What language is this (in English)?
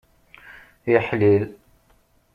Kabyle